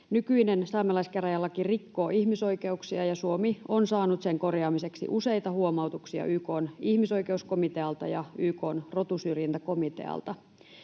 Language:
Finnish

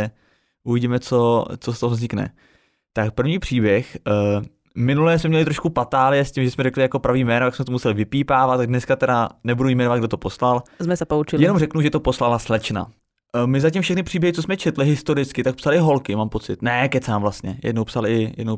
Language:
Czech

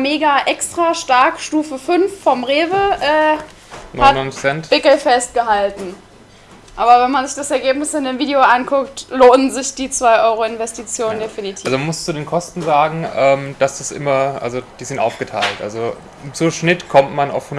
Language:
German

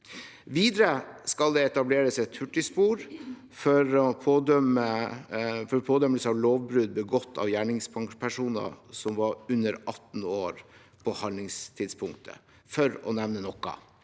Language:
Norwegian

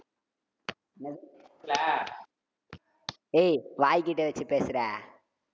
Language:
Tamil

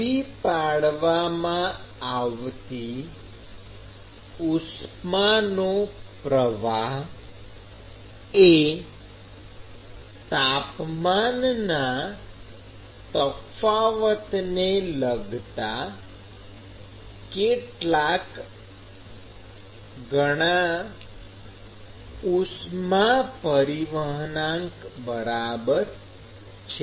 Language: Gujarati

